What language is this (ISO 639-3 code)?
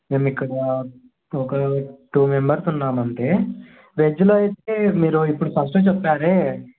tel